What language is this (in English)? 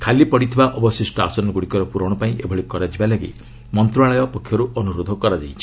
Odia